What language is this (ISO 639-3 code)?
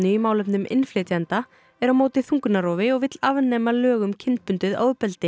isl